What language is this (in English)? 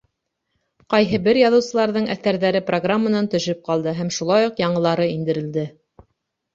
Bashkir